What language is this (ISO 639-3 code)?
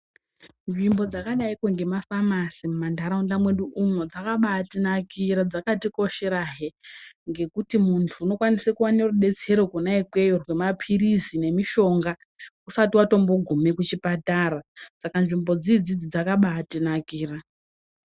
ndc